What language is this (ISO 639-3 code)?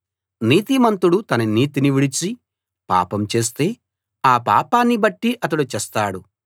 tel